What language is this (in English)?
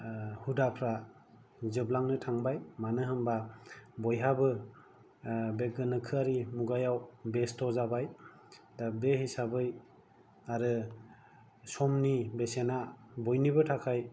Bodo